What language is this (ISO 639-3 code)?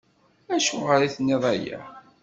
kab